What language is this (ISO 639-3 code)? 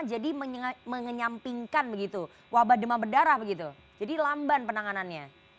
ind